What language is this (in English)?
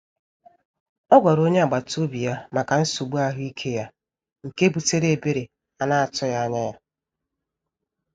Igbo